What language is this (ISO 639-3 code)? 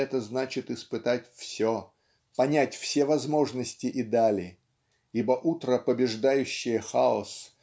rus